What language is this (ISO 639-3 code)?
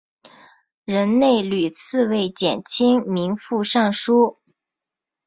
zho